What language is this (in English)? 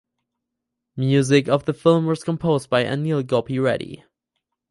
English